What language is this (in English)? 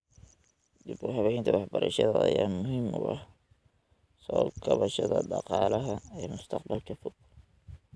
Somali